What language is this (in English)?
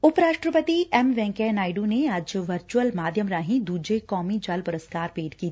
Punjabi